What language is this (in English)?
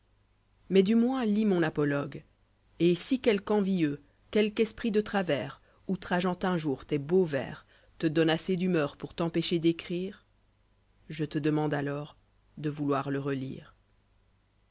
French